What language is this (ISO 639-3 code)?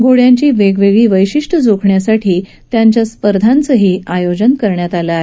mar